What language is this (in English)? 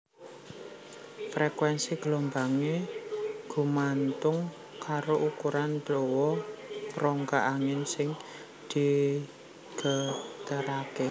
Javanese